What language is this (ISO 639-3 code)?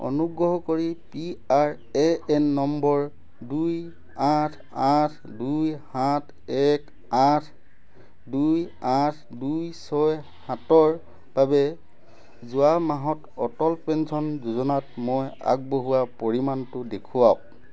asm